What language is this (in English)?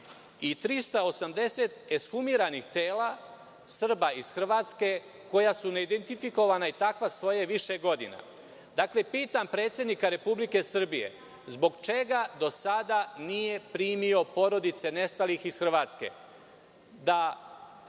Serbian